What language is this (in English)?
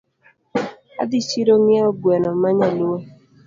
Luo (Kenya and Tanzania)